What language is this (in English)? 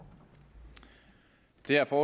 Danish